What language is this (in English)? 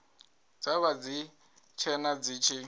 Venda